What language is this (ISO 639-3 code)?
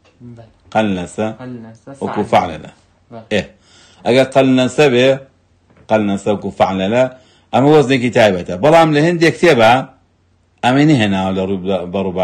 ara